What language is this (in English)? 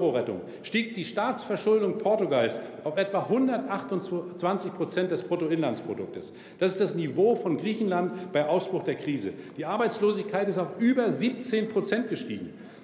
German